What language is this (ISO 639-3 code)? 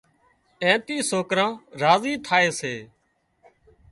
kxp